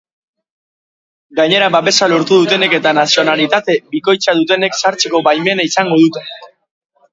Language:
Basque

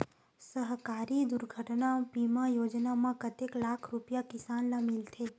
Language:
Chhattisgarhi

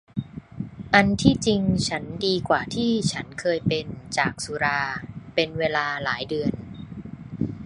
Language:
Thai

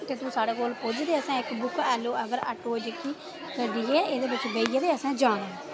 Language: Dogri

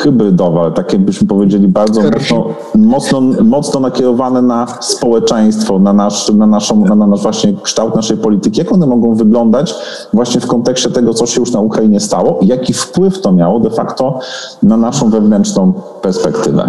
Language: Polish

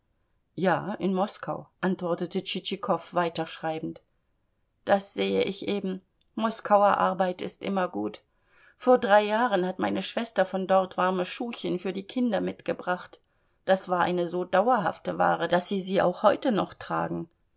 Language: German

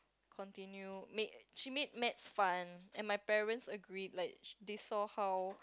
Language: English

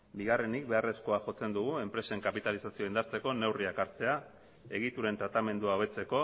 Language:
Basque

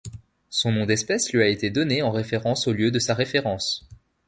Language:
French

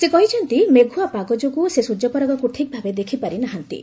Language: Odia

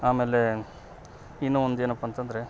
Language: Kannada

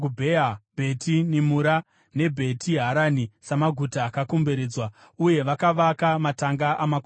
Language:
Shona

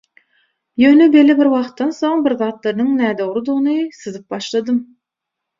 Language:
Turkmen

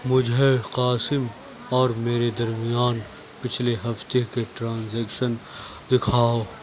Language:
Urdu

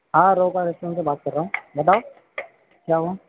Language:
Urdu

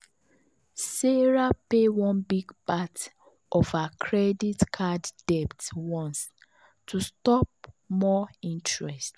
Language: Nigerian Pidgin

